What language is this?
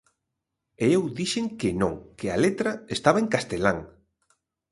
Galician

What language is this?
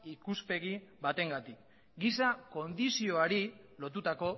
Basque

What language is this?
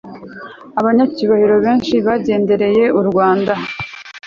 Kinyarwanda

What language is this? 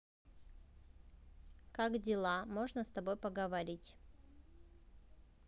Russian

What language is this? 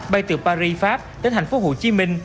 Vietnamese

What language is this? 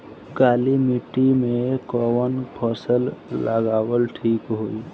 Bhojpuri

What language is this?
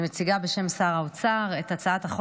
Hebrew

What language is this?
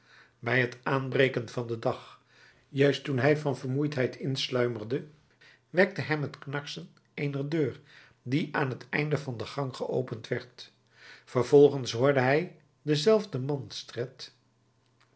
Dutch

